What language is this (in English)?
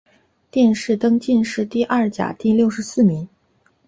Chinese